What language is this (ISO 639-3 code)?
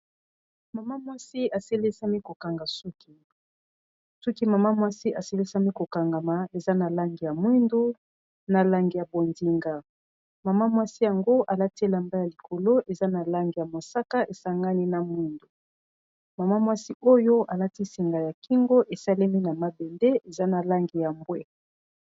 lin